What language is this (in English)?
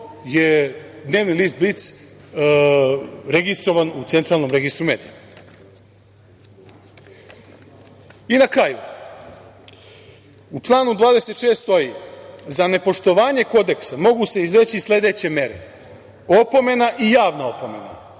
Serbian